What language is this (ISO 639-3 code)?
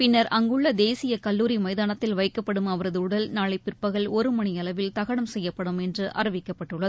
tam